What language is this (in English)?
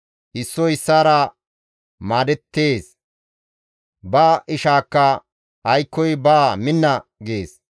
Gamo